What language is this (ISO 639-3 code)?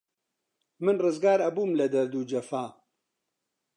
ckb